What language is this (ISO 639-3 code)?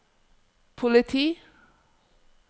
nor